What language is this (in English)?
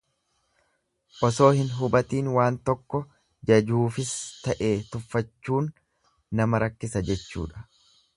Oromo